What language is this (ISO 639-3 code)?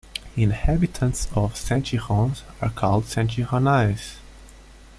eng